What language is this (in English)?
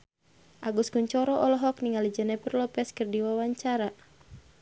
Sundanese